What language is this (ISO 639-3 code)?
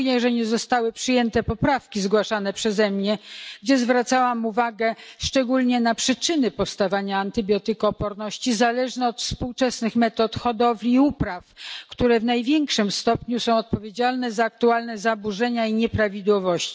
pol